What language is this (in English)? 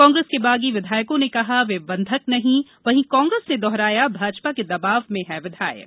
Hindi